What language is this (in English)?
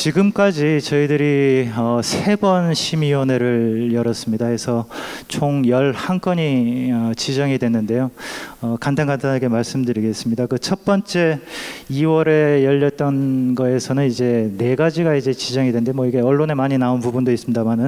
Korean